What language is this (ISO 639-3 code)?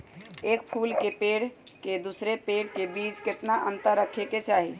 mag